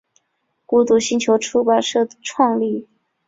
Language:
Chinese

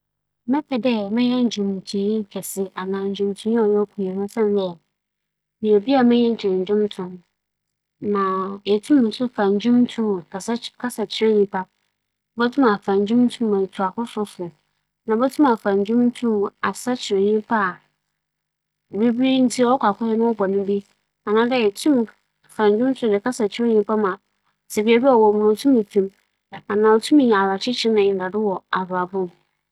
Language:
Akan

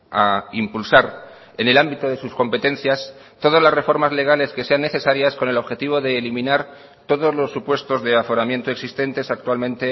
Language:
Spanish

